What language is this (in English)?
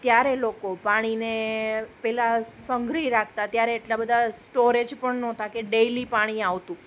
Gujarati